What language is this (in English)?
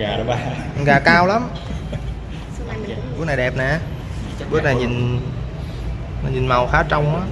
Vietnamese